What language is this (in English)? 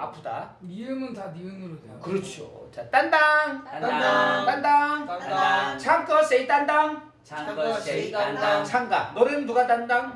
Korean